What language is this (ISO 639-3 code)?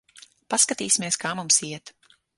lav